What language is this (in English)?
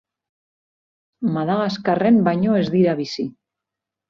Basque